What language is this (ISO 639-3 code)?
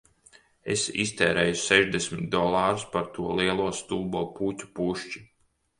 lav